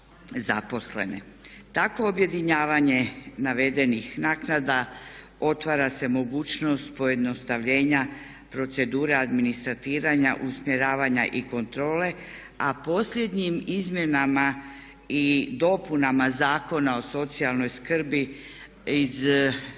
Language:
Croatian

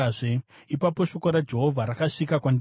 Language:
Shona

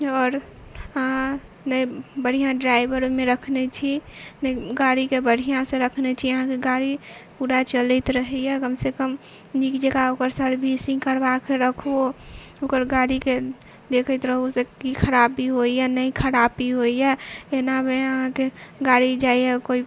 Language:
Maithili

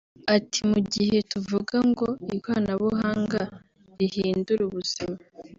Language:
Kinyarwanda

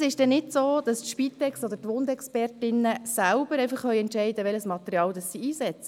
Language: Swiss German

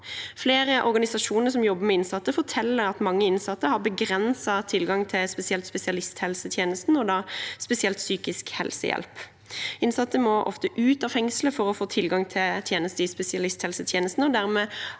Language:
Norwegian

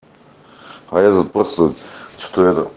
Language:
Russian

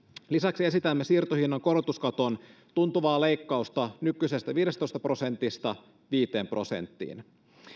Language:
Finnish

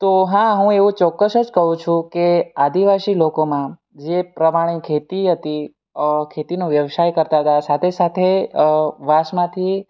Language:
Gujarati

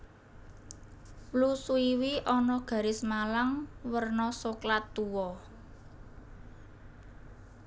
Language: Javanese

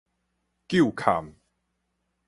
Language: Min Nan Chinese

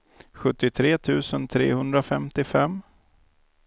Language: Swedish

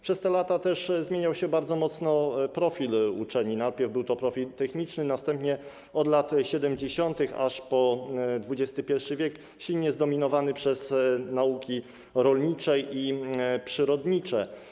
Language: Polish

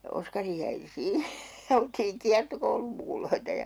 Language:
Finnish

